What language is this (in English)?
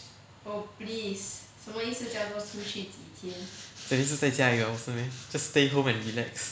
English